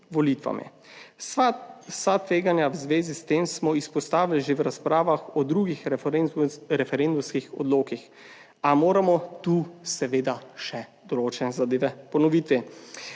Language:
Slovenian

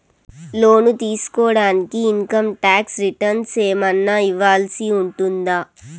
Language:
Telugu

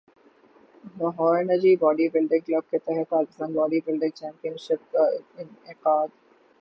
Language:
Urdu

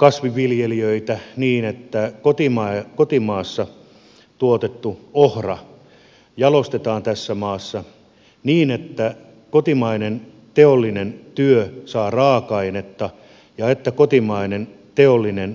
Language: Finnish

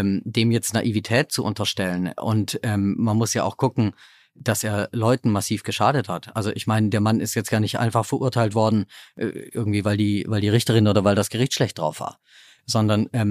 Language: German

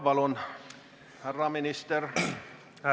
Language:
Estonian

